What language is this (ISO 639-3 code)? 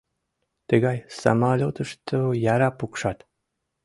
chm